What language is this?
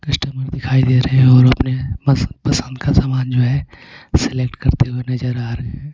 Hindi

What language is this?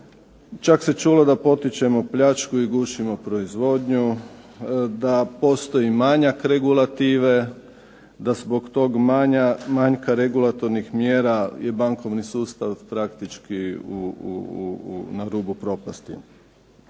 Croatian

